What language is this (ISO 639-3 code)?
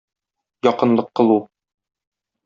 tat